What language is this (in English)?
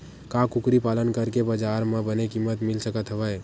Chhattisgarhi